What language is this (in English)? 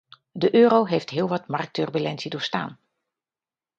Dutch